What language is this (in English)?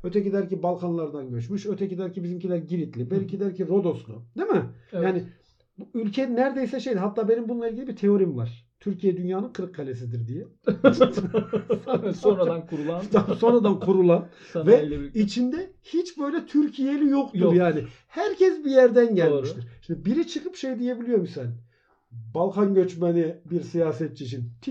Turkish